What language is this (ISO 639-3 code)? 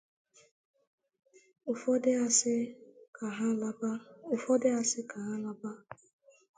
ibo